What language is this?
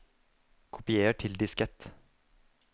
Norwegian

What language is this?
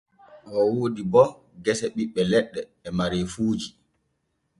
Borgu Fulfulde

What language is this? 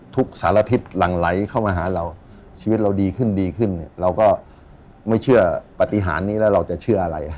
Thai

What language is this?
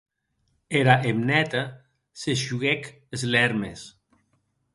Occitan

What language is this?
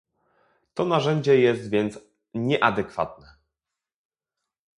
Polish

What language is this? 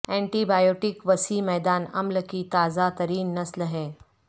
Urdu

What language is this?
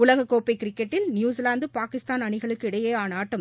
Tamil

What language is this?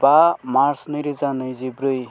Bodo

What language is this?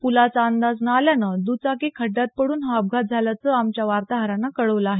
Marathi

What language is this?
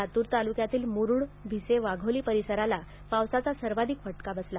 Marathi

